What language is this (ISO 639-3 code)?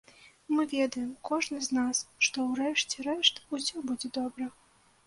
bel